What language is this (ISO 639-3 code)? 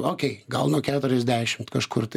lit